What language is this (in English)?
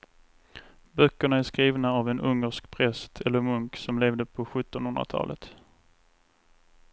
Swedish